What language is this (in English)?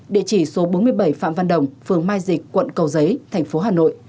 Vietnamese